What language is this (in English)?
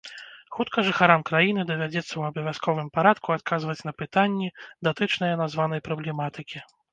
Belarusian